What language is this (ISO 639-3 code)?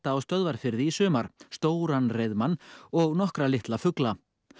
isl